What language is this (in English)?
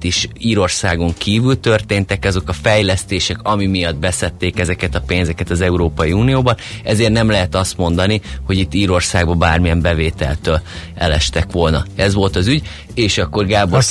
Hungarian